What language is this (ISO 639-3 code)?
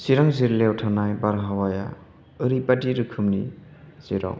brx